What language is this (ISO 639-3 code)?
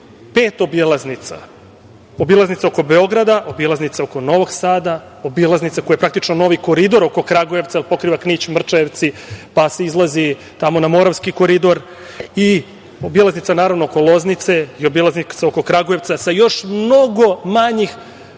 srp